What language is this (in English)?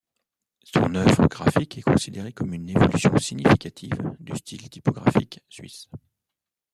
French